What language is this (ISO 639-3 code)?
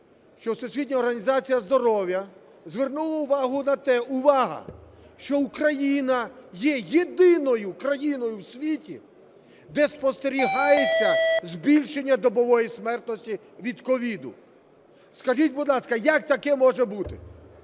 ukr